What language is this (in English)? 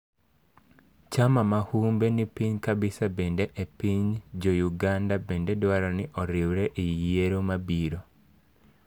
Luo (Kenya and Tanzania)